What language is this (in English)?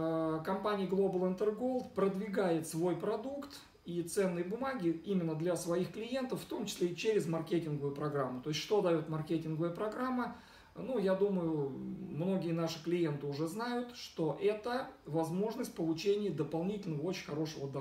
Russian